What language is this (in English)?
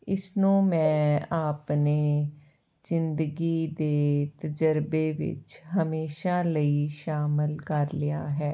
Punjabi